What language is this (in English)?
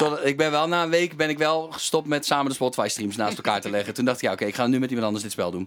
Dutch